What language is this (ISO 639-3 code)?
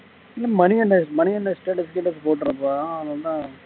tam